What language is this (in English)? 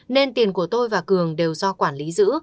Vietnamese